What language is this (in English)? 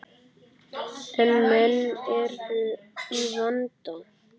Icelandic